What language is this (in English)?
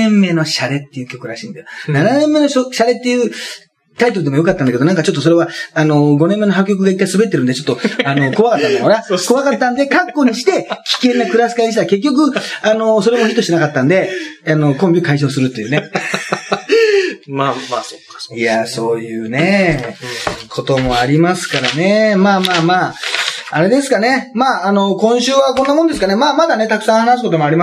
Japanese